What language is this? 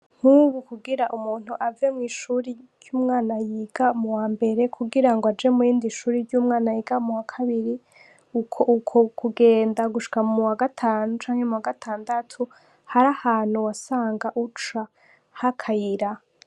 Rundi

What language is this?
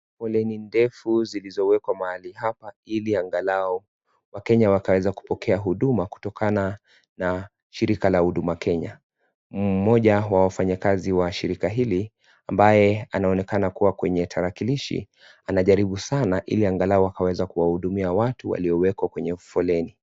Swahili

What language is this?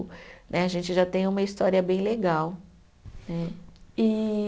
Portuguese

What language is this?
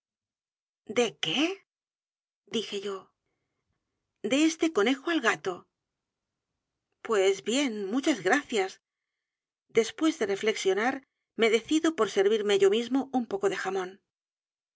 Spanish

